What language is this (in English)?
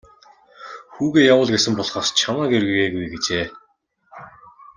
Mongolian